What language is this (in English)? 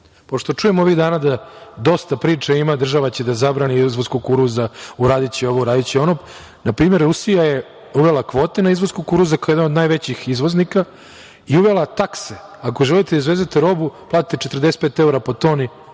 Serbian